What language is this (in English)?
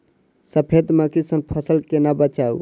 Maithili